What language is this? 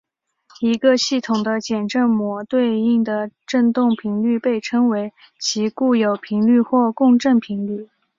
Chinese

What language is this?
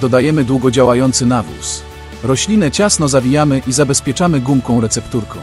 Polish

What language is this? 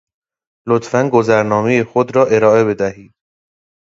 Persian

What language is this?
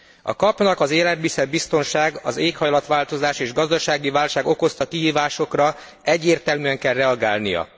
Hungarian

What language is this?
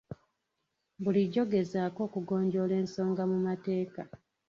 Ganda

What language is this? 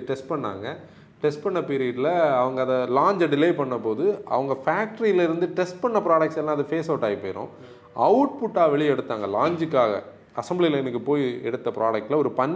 Tamil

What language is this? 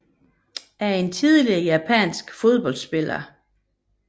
Danish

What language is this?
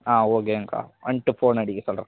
Tamil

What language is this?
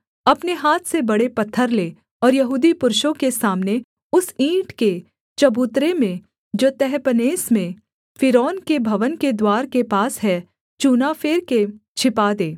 Hindi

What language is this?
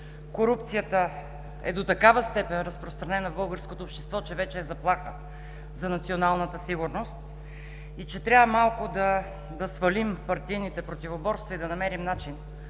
Bulgarian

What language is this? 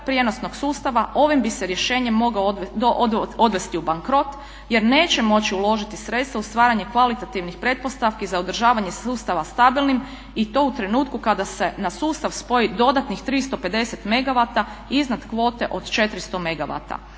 Croatian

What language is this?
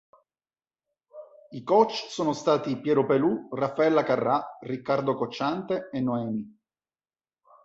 Italian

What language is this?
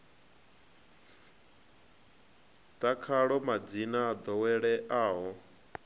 Venda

